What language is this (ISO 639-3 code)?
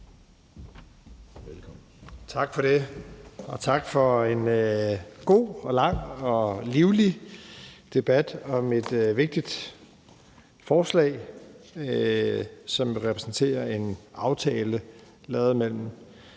dan